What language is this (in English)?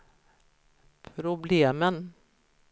Swedish